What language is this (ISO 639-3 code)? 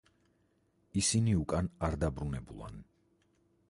kat